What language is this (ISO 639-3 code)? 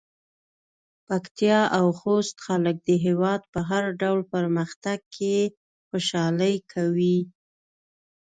pus